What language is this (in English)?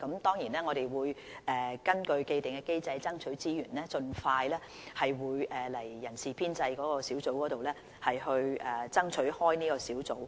Cantonese